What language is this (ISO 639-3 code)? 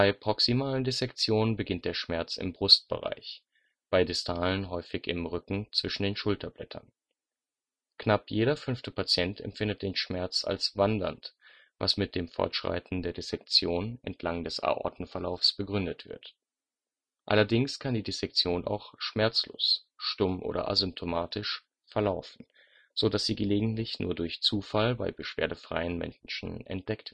deu